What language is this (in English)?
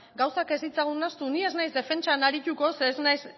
Basque